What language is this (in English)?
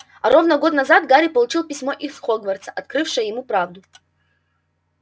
Russian